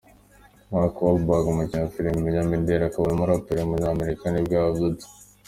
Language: Kinyarwanda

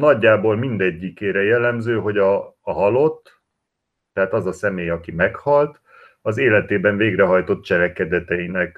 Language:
Hungarian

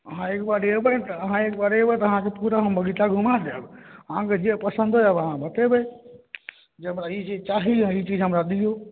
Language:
Maithili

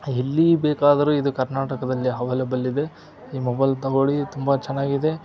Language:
Kannada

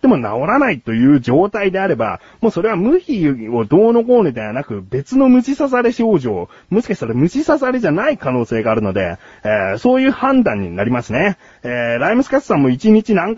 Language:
Japanese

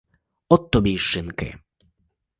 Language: Ukrainian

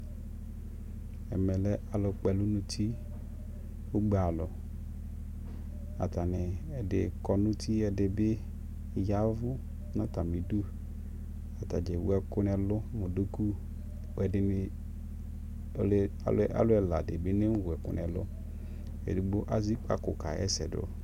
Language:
Ikposo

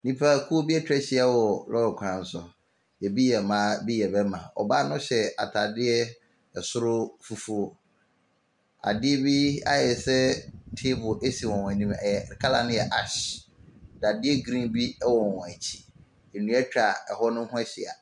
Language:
Akan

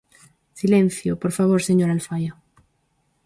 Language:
Galician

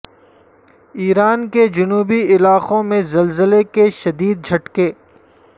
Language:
Urdu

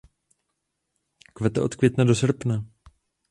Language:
Czech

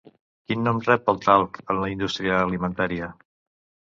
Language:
Catalan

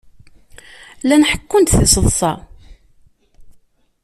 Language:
Kabyle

